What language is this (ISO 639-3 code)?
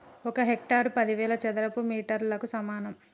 tel